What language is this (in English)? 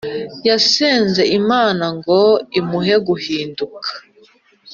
Kinyarwanda